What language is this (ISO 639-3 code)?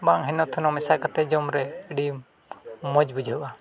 sat